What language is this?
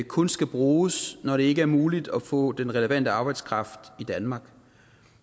Danish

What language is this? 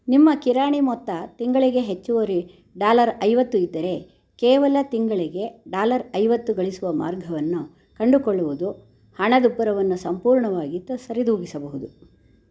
Kannada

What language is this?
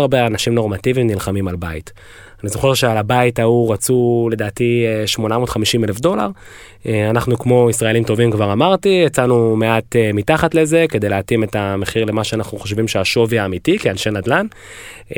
Hebrew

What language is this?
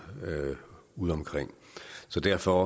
Danish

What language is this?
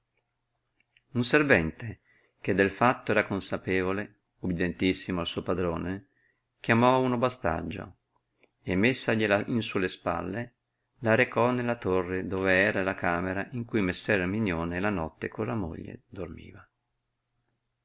Italian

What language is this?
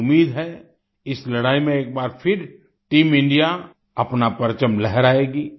Hindi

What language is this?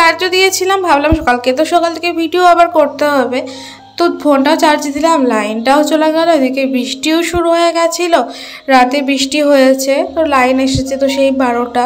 Polish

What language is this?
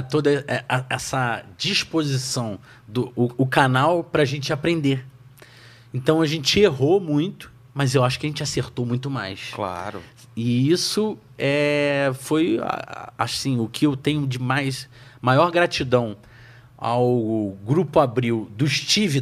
Portuguese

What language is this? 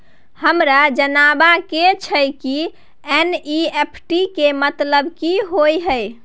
Maithili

